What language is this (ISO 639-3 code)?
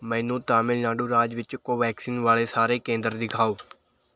pan